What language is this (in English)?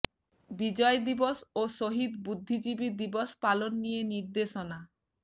Bangla